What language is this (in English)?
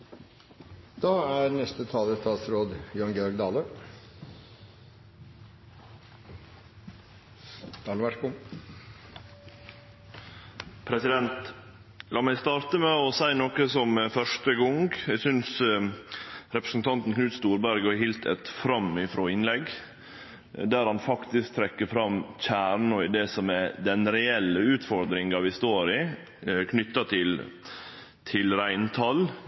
Norwegian